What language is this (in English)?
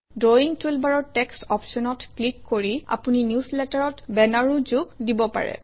Assamese